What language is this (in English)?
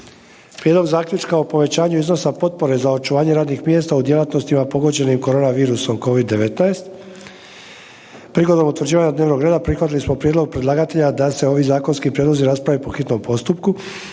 Croatian